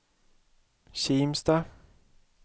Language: Swedish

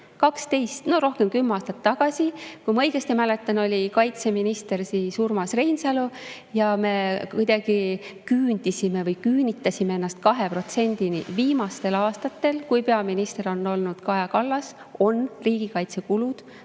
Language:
Estonian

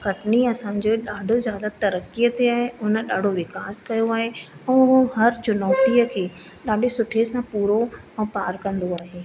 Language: Sindhi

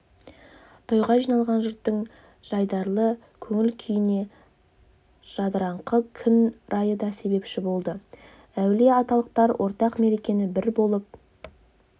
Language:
Kazakh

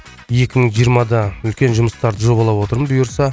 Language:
Kazakh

